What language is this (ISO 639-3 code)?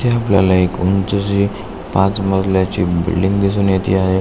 mar